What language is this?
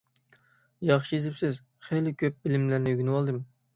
Uyghur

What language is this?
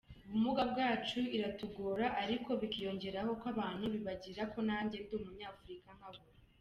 Kinyarwanda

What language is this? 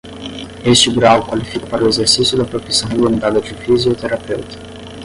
Portuguese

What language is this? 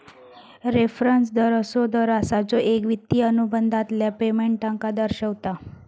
Marathi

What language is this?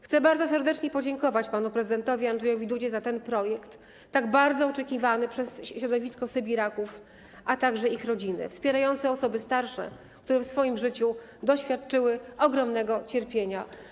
Polish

